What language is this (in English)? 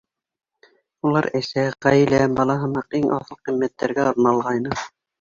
Bashkir